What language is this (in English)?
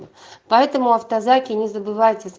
Russian